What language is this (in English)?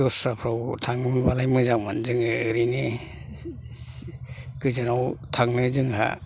Bodo